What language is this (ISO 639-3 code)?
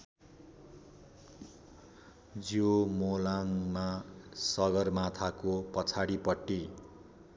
nep